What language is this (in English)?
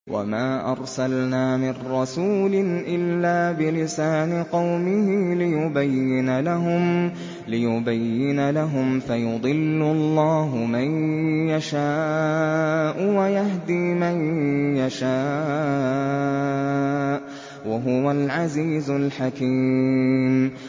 Arabic